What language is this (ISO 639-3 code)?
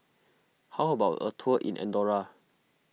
eng